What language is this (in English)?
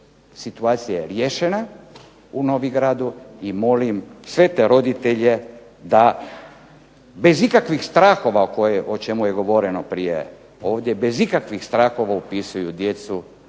Croatian